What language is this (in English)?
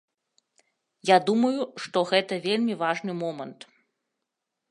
Belarusian